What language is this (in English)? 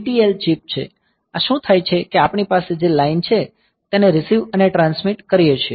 Gujarati